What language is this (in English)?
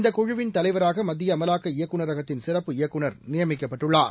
Tamil